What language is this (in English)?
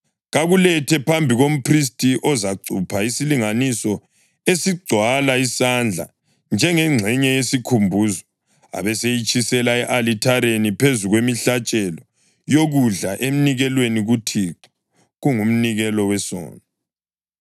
North Ndebele